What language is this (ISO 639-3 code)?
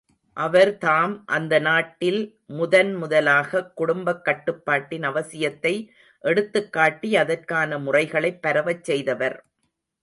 tam